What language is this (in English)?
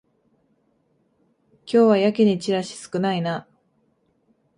Japanese